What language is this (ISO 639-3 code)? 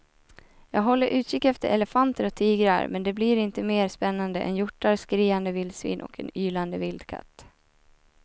swe